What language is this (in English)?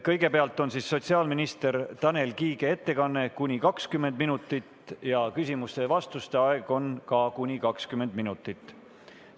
Estonian